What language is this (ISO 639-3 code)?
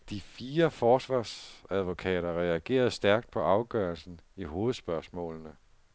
dan